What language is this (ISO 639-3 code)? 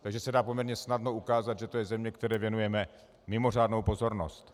ces